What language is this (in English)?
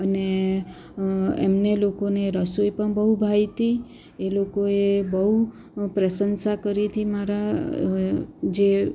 Gujarati